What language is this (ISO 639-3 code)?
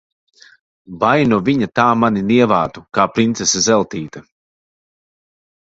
lav